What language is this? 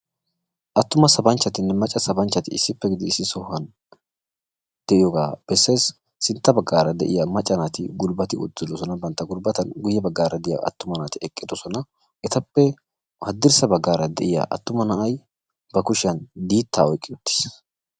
Wolaytta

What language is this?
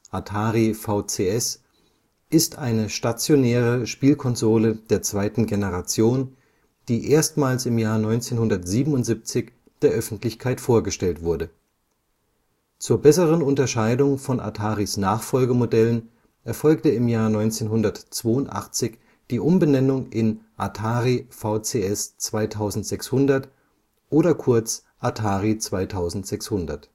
German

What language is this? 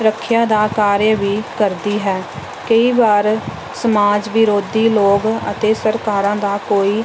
Punjabi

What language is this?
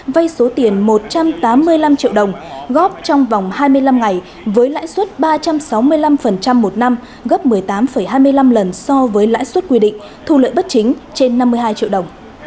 Vietnamese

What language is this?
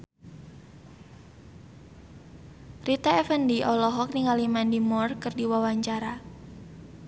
Sundanese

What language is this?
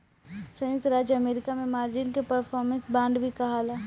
Bhojpuri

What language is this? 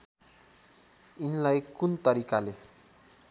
Nepali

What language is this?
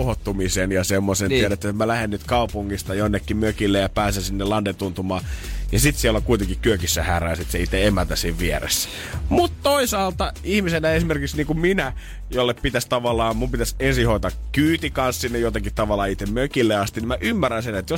Finnish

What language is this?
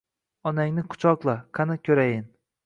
Uzbek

